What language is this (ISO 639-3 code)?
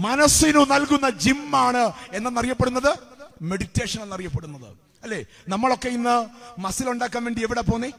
mal